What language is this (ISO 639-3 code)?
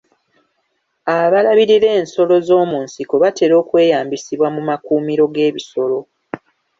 lug